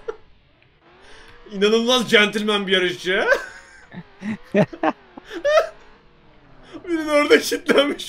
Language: Turkish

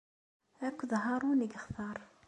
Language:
Kabyle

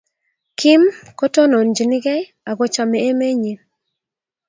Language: Kalenjin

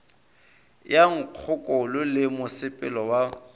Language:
Northern Sotho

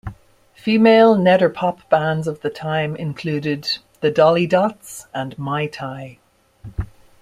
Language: English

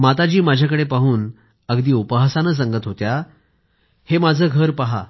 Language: Marathi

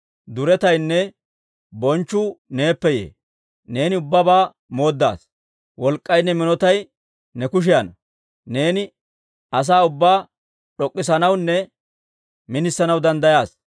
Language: Dawro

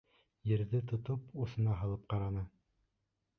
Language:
Bashkir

